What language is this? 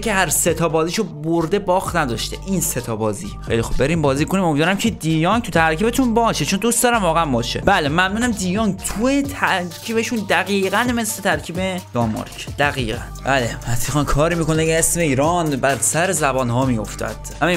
Persian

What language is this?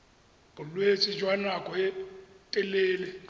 Tswana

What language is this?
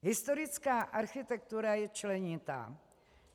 Czech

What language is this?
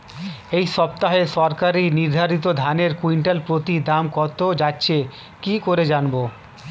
Bangla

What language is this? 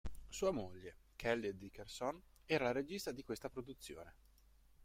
Italian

